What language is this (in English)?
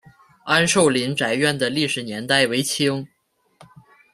Chinese